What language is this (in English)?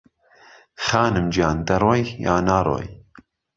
Central Kurdish